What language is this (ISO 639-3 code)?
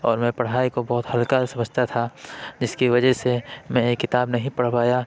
urd